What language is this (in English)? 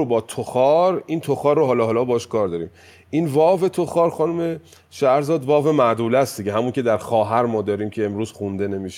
Persian